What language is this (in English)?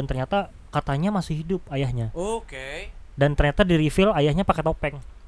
Indonesian